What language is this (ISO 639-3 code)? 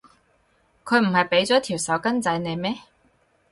yue